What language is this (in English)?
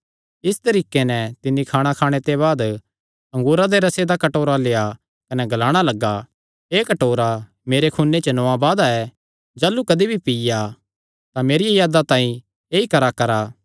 Kangri